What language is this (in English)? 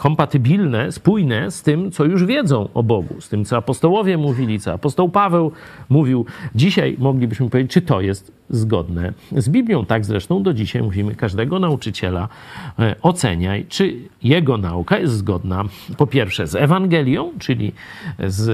Polish